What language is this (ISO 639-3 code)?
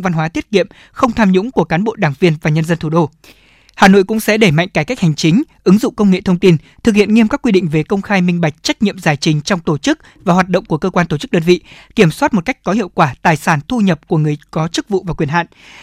vie